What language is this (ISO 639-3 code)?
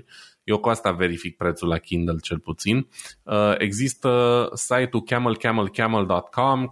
ron